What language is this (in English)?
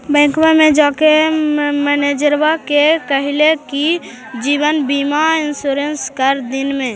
Magahi